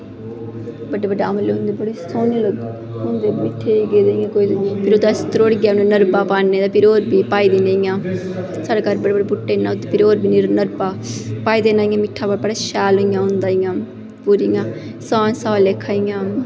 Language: Dogri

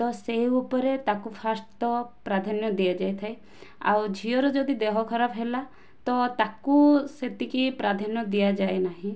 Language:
Odia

